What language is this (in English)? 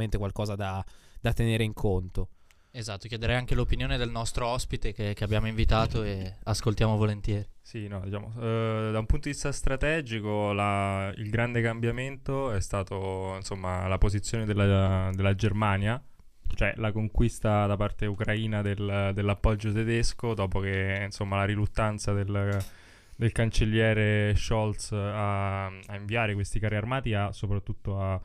Italian